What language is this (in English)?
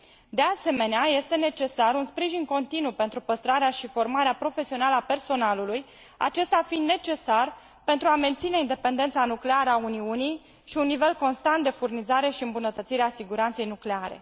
Romanian